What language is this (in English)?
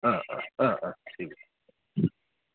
Assamese